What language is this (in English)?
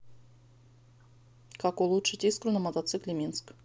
Russian